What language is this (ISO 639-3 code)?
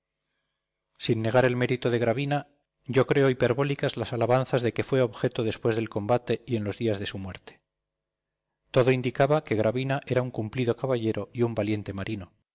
spa